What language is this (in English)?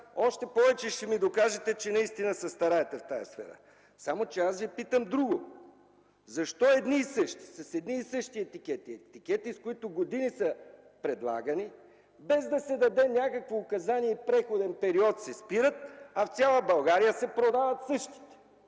Bulgarian